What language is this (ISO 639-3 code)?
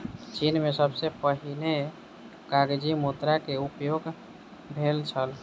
mai